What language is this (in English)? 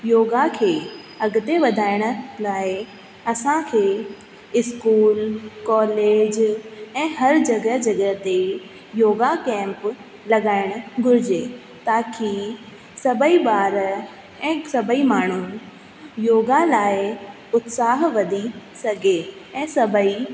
Sindhi